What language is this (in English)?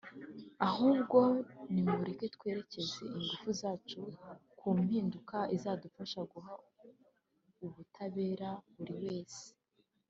Kinyarwanda